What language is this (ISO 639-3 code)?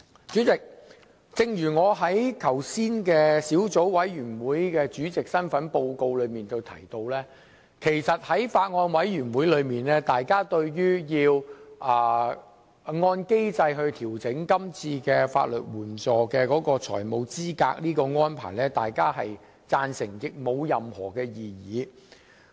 yue